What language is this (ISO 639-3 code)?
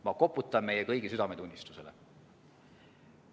est